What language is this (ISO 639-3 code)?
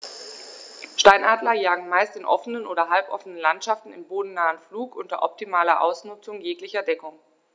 deu